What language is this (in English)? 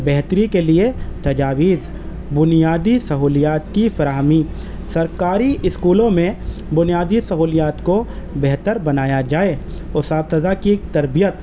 Urdu